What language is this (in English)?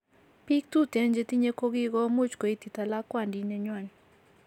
Kalenjin